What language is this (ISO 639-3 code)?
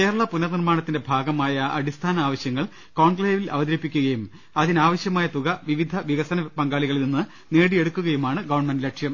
mal